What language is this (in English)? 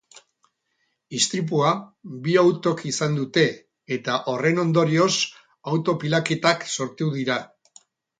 Basque